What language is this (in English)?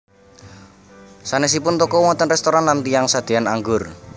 Javanese